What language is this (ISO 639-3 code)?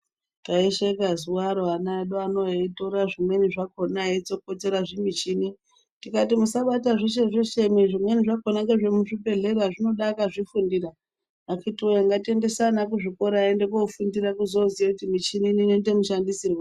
ndc